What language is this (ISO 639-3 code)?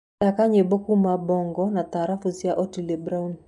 kik